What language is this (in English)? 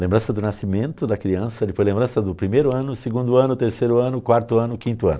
Portuguese